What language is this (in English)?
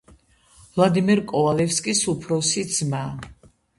Georgian